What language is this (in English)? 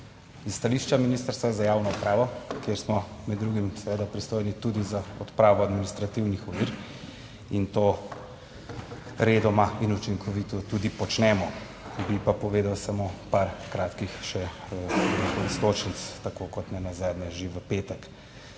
Slovenian